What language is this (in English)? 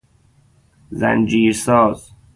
Persian